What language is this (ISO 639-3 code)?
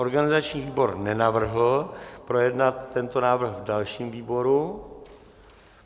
ces